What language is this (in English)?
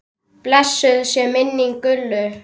Icelandic